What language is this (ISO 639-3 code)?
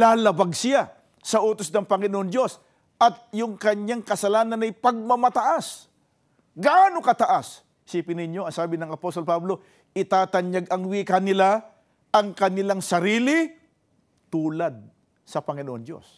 fil